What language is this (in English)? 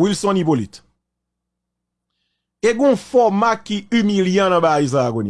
French